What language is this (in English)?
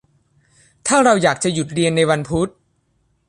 Thai